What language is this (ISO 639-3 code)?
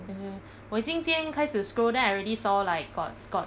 eng